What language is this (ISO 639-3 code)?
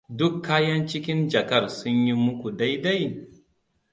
hau